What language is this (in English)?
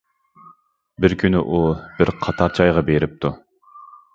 Uyghur